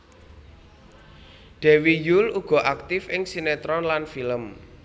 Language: Javanese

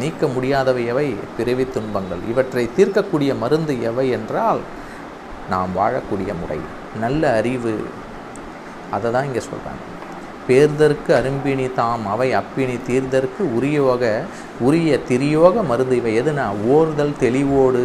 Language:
Tamil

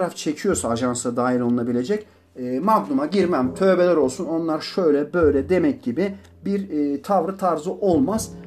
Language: Turkish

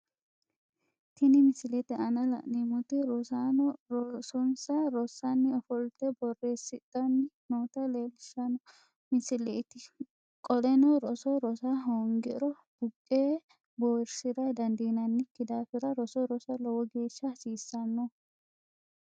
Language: Sidamo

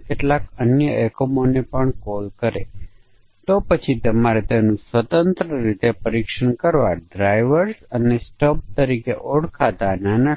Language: Gujarati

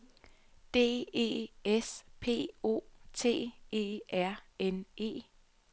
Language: Danish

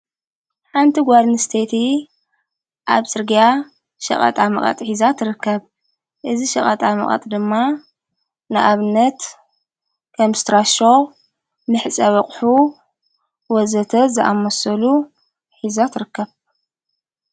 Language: Tigrinya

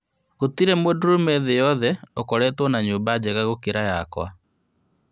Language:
Kikuyu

